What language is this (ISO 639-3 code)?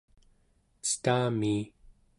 esu